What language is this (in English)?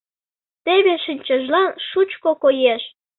Mari